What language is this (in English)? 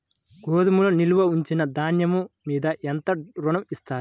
Telugu